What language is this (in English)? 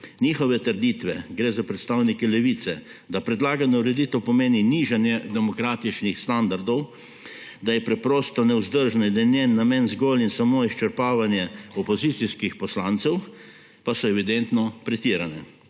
Slovenian